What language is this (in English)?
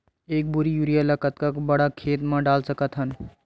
Chhattisgarhi